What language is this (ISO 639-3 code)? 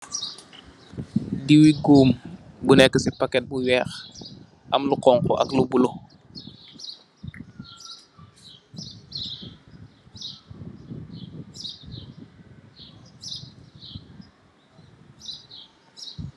wol